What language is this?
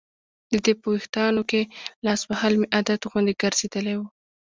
Pashto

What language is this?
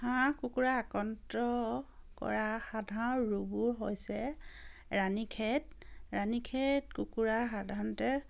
Assamese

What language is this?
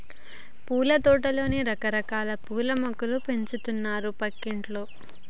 Telugu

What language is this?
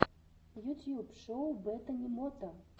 Russian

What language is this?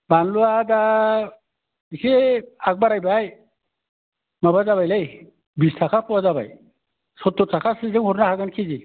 Bodo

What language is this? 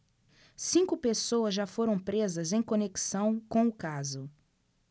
Portuguese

